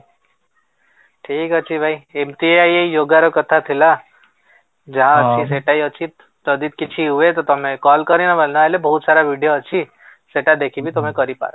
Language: Odia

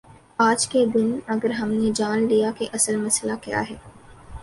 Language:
Urdu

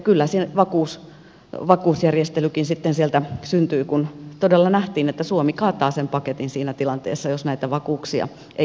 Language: Finnish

